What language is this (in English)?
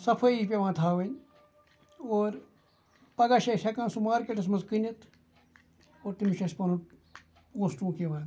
Kashmiri